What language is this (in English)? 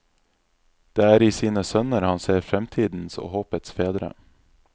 Norwegian